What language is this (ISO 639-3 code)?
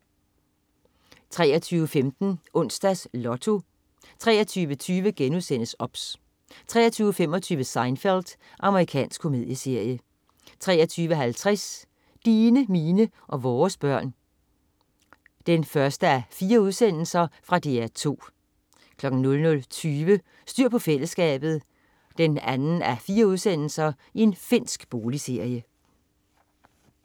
dan